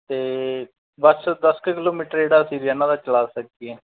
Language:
Punjabi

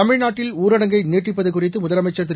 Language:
Tamil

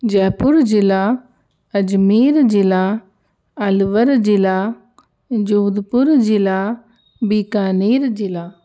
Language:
Sanskrit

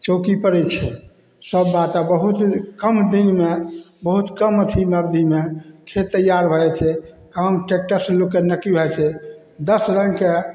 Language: Maithili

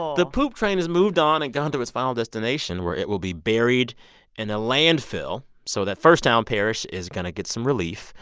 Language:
English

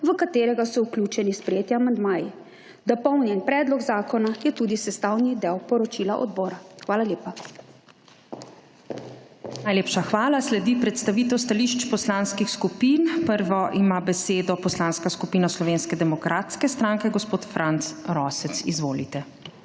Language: Slovenian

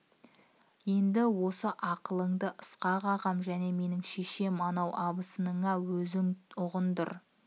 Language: Kazakh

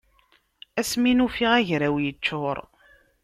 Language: Kabyle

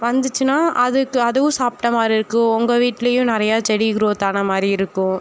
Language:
Tamil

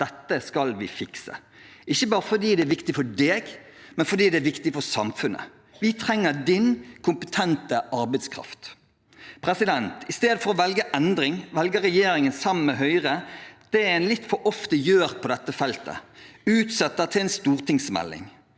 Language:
Norwegian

